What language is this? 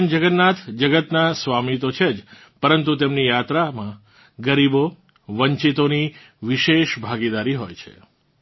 Gujarati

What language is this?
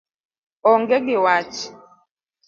Luo (Kenya and Tanzania)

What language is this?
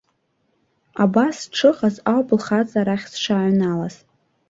Abkhazian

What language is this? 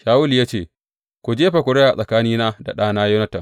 Hausa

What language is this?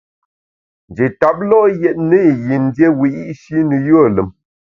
Bamun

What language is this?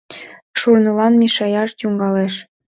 Mari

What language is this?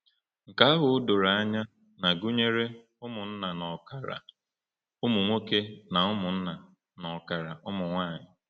Igbo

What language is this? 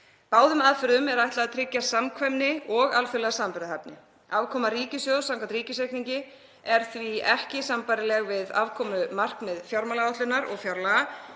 Icelandic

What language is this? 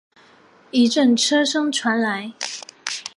Chinese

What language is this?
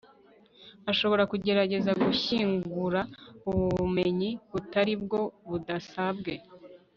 Kinyarwanda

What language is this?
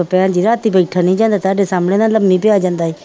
Punjabi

